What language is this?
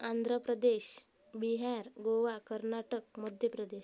Marathi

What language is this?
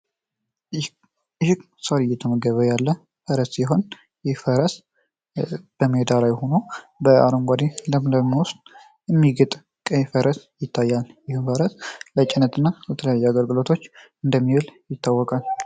Amharic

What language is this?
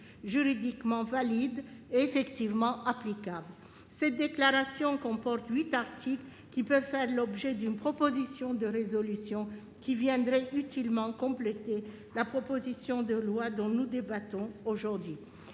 French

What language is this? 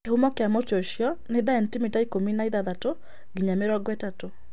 Kikuyu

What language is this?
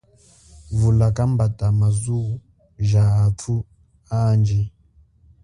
Chokwe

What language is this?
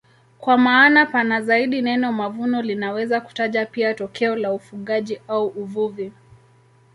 Swahili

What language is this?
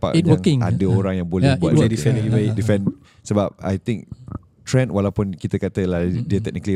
Malay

